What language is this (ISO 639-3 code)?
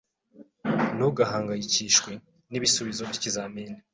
kin